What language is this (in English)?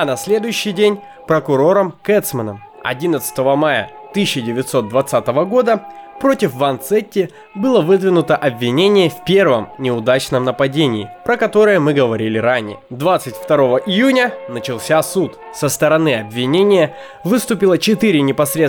Russian